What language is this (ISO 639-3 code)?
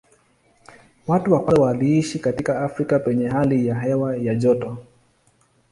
swa